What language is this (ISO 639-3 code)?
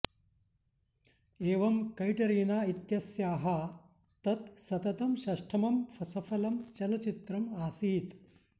san